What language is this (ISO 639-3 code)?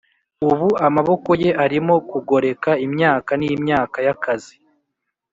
kin